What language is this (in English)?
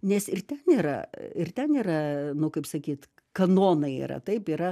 Lithuanian